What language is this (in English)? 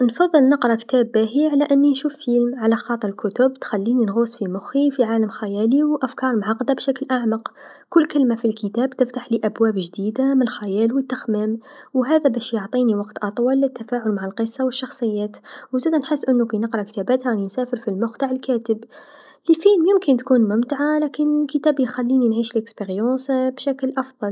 Tunisian Arabic